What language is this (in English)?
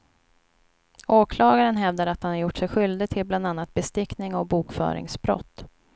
Swedish